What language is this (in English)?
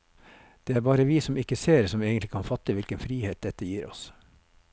Norwegian